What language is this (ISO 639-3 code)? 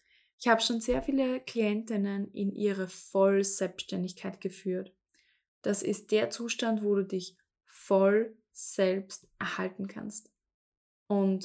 deu